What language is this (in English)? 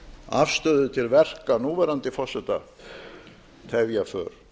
Icelandic